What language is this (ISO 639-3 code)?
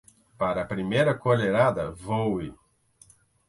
por